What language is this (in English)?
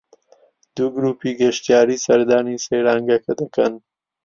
Central Kurdish